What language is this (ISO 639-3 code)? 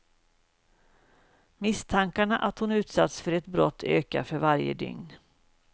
swe